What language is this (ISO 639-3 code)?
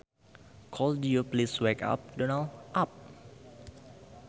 sun